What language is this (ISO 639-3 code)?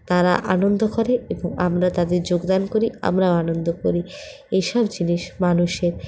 ben